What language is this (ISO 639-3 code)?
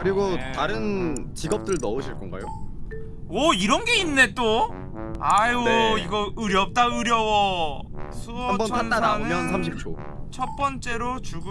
kor